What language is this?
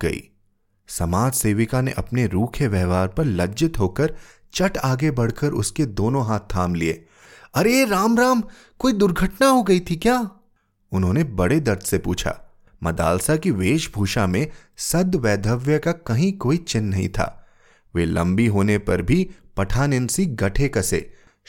Hindi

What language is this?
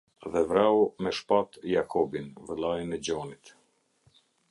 Albanian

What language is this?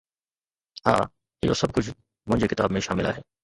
Sindhi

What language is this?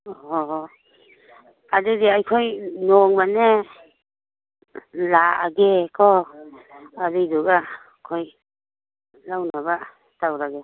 Manipuri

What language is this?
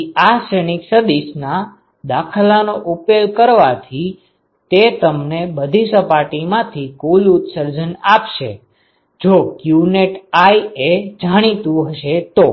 Gujarati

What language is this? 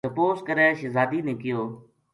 Gujari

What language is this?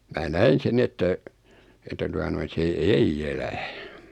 Finnish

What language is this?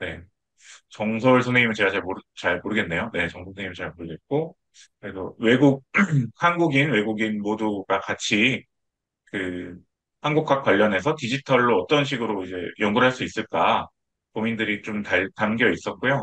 Korean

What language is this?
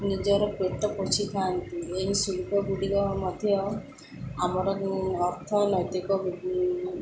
Odia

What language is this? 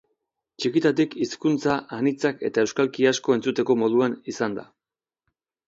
Basque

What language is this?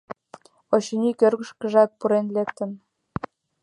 Mari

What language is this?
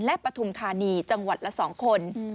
Thai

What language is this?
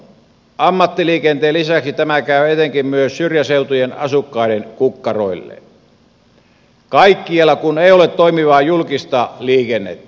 Finnish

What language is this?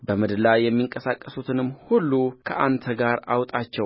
Amharic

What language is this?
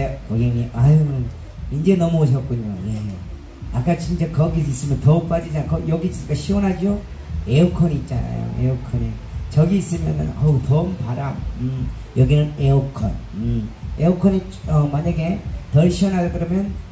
Korean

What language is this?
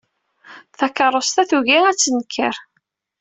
Kabyle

